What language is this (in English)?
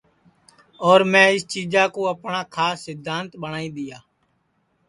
Sansi